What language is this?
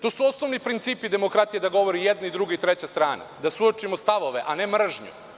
Serbian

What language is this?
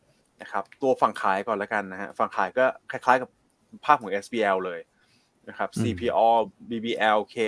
Thai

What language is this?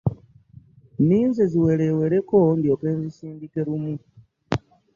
Ganda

